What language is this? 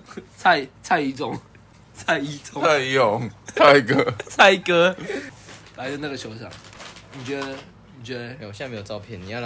Chinese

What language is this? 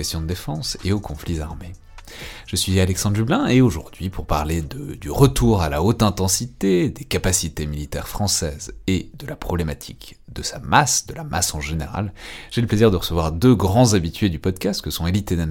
French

